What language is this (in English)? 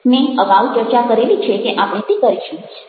Gujarati